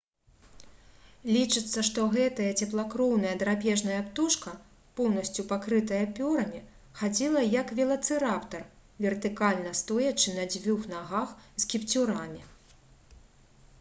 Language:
Belarusian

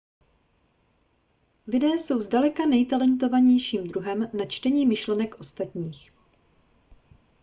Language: Czech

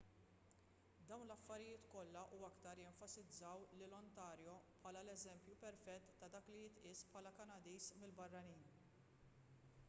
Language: Maltese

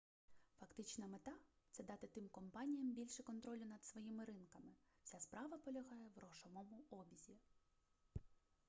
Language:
Ukrainian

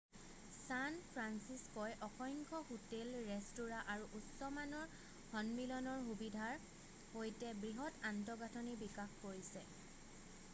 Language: Assamese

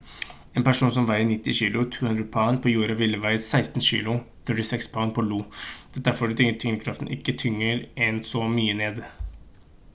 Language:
Norwegian Bokmål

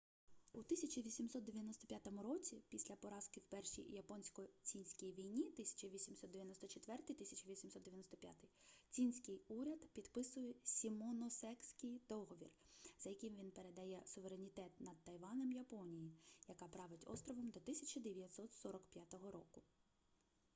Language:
Ukrainian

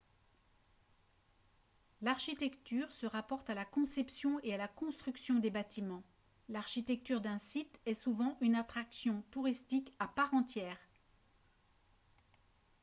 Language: French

